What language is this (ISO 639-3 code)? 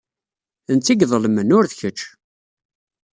kab